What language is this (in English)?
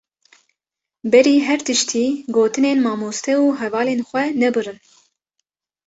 Kurdish